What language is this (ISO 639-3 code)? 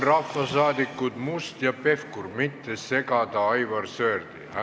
est